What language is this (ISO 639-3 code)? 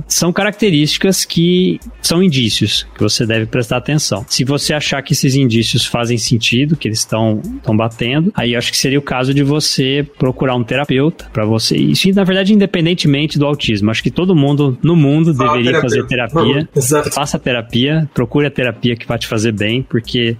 por